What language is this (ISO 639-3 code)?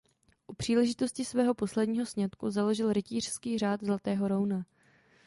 ces